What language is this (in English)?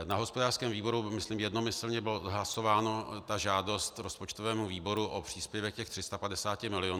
Czech